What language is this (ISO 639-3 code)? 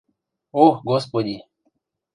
mrj